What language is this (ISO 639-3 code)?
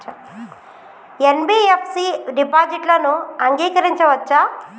tel